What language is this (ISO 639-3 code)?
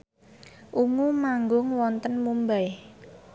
jav